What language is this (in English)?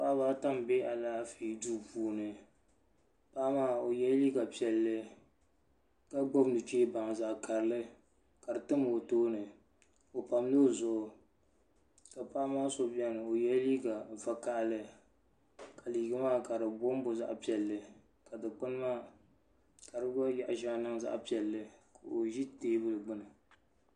Dagbani